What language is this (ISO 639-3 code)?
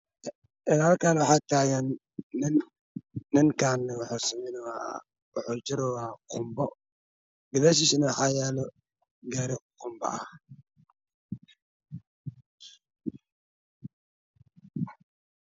som